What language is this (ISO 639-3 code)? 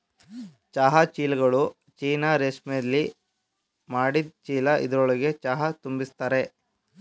kan